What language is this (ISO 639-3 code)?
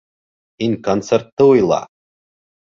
bak